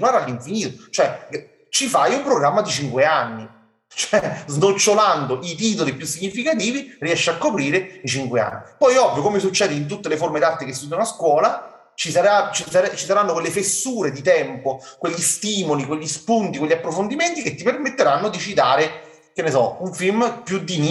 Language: Italian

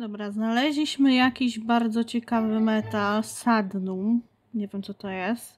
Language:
Polish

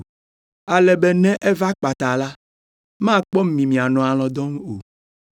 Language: Ewe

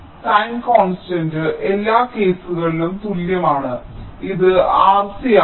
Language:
Malayalam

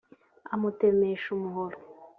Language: Kinyarwanda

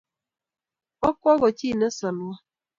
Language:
Kalenjin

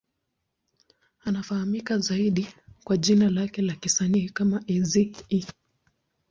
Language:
Swahili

